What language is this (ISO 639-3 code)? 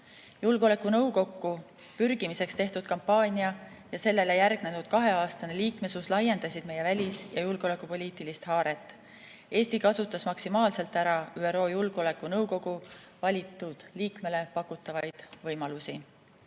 est